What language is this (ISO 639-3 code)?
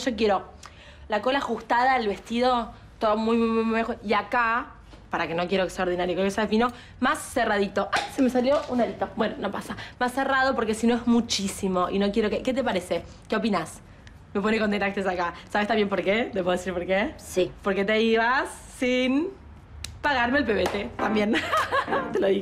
spa